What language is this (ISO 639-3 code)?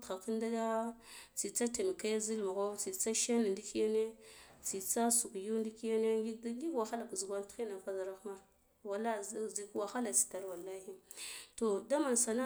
gdf